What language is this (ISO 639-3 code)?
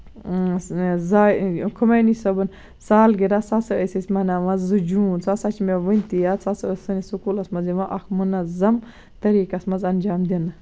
kas